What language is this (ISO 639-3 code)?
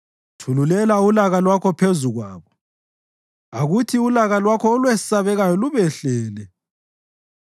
nde